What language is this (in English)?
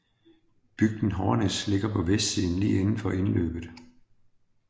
Danish